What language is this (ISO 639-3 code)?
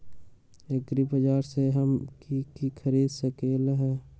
mag